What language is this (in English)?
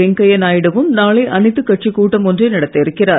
Tamil